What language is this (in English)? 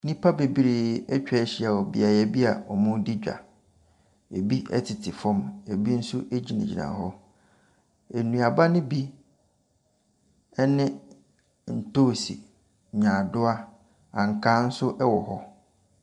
Akan